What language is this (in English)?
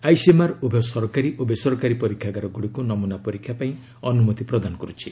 Odia